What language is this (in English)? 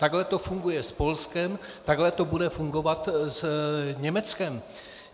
Czech